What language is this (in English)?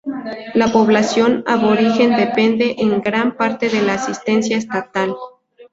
Spanish